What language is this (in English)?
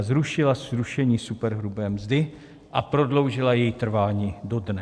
Czech